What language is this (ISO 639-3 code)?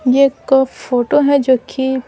hin